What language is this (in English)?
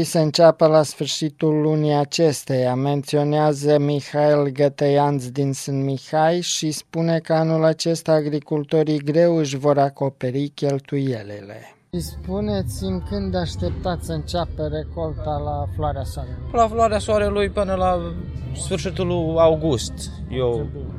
Romanian